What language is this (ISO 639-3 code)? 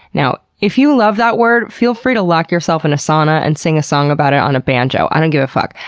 eng